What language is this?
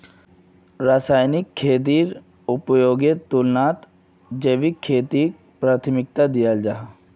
Magahi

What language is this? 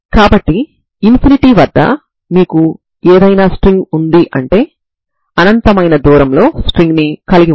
Telugu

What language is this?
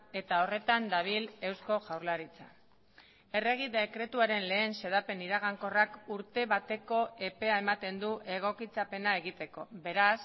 Basque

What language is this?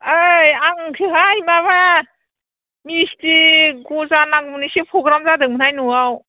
Bodo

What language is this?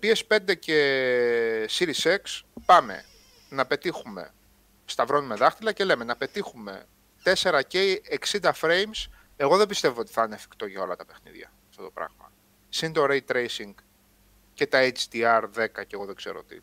Greek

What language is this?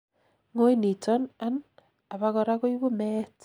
Kalenjin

